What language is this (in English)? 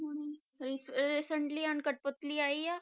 Punjabi